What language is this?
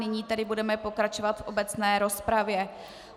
Czech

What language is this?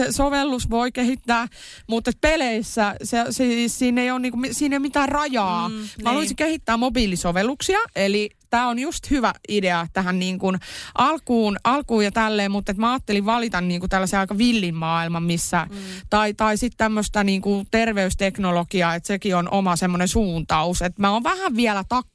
Finnish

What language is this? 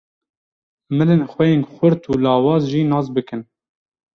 Kurdish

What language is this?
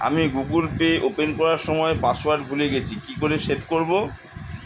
Bangla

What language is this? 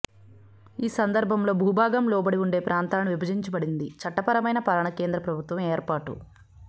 Telugu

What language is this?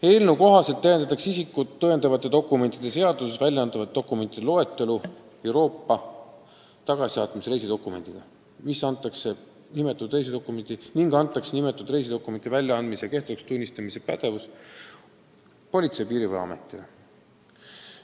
Estonian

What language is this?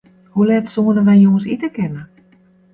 Western Frisian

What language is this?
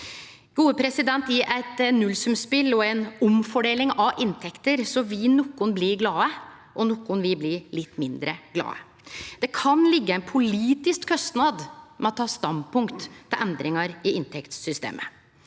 Norwegian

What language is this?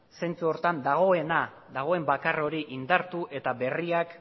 Basque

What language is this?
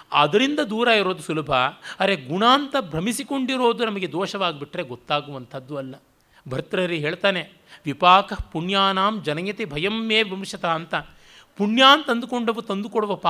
Kannada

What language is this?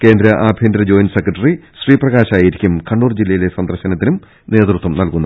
Malayalam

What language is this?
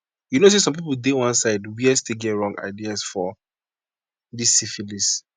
Nigerian Pidgin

